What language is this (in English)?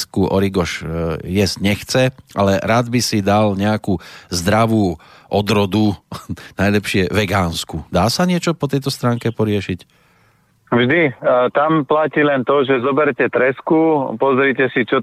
Slovak